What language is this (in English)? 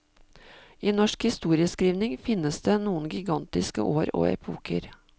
Norwegian